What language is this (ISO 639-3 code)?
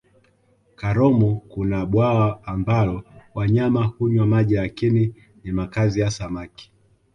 swa